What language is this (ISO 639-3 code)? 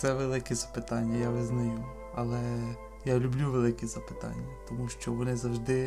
ukr